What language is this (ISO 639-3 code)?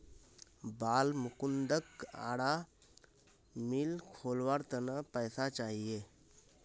mag